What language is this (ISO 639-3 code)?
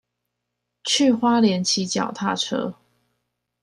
zho